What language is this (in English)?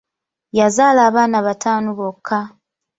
Ganda